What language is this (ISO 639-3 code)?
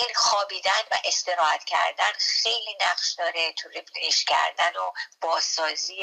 fas